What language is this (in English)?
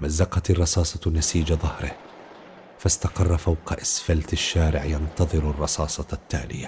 Arabic